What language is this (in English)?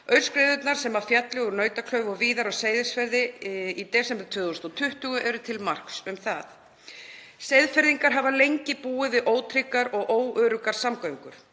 Icelandic